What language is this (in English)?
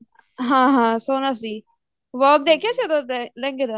Punjabi